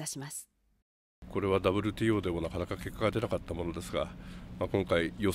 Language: Japanese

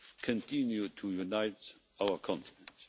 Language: English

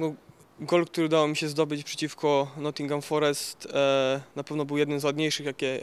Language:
Polish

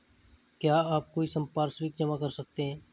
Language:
Hindi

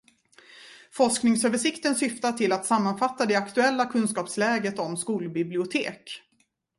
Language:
Swedish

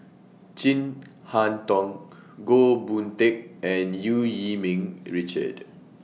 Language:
English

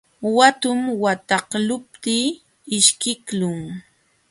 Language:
Jauja Wanca Quechua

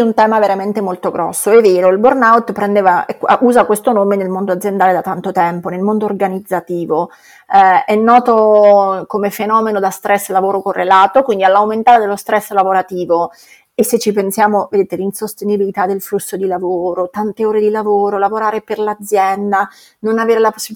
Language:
Italian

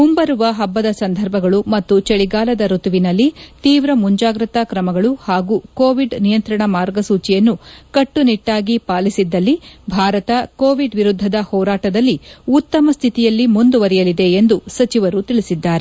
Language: Kannada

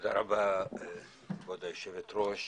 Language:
Hebrew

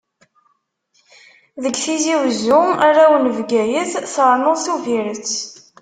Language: Kabyle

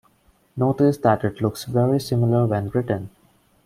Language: English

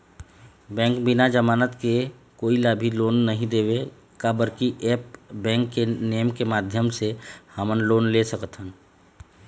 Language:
Chhattisgarhi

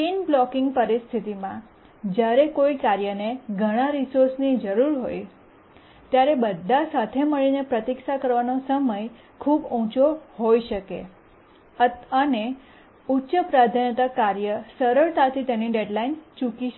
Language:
Gujarati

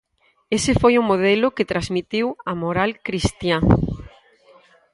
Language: Galician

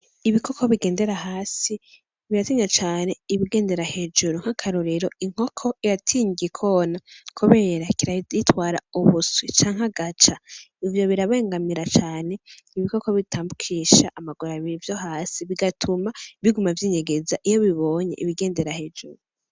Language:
Rundi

